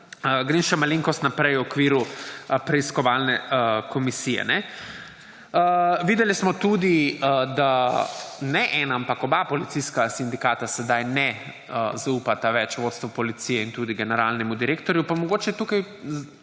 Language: Slovenian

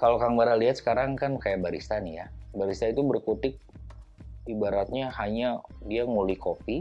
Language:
Indonesian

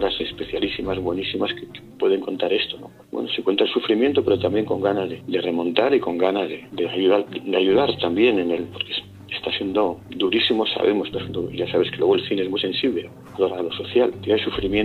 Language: Spanish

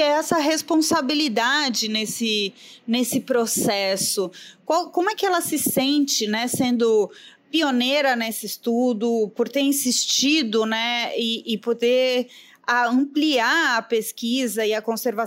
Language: Portuguese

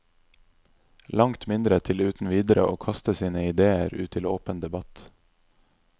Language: Norwegian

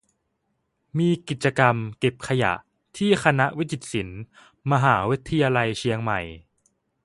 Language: Thai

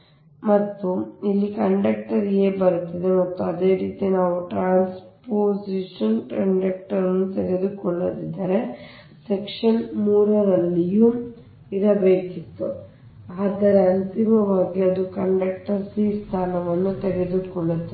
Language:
Kannada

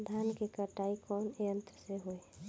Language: Bhojpuri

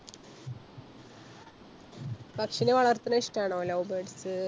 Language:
Malayalam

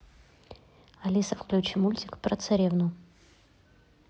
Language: Russian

